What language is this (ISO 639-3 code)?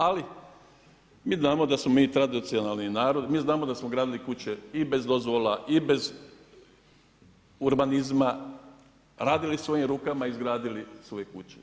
hrv